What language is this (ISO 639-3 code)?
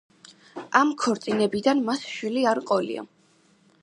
kat